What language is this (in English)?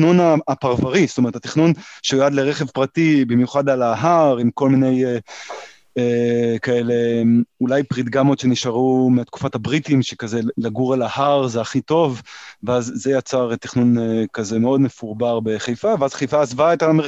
Hebrew